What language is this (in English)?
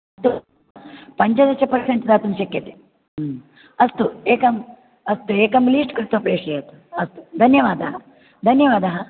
Sanskrit